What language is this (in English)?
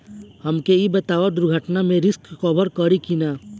Bhojpuri